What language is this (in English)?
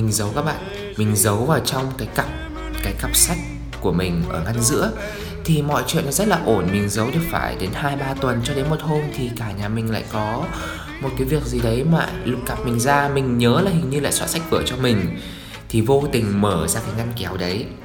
Vietnamese